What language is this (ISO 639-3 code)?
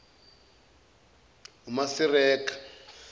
zul